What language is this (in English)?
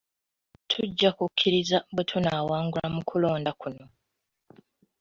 Ganda